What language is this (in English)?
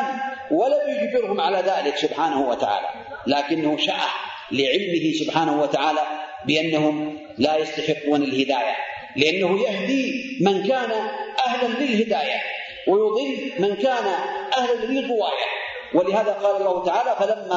Arabic